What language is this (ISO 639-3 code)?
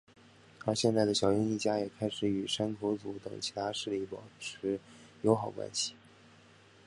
zho